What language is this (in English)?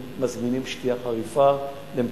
Hebrew